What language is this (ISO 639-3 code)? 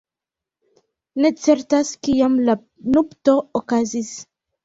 epo